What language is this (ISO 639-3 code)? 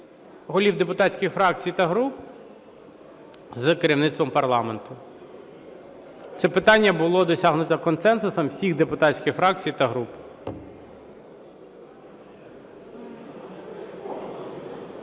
ukr